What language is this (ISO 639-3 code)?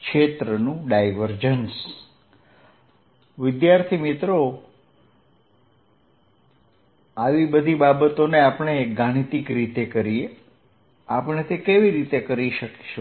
guj